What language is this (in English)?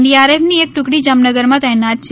Gujarati